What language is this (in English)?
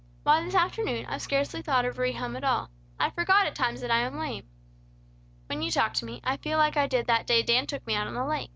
English